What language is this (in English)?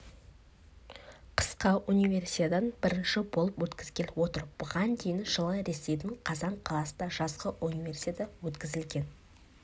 Kazakh